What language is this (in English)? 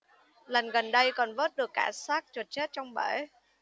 Vietnamese